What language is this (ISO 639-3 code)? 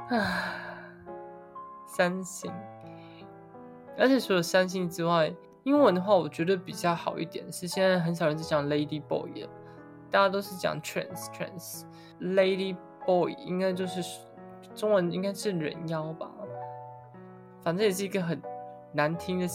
zho